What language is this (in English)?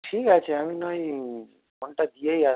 Bangla